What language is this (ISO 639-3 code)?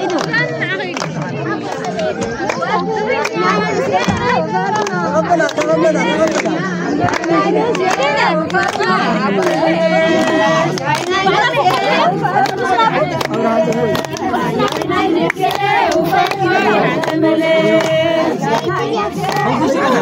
ara